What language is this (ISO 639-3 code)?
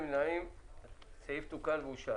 heb